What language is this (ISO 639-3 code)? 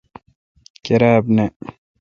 xka